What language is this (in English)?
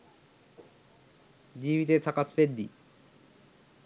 Sinhala